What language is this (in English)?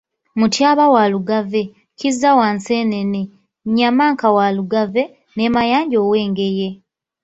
Ganda